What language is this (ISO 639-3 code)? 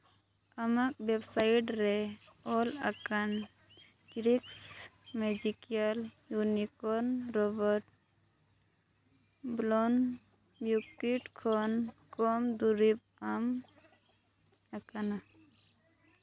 sat